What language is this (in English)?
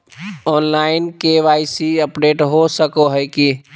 Magahi